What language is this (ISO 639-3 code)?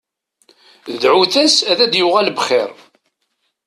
kab